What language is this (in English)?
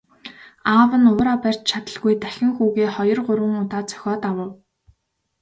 Mongolian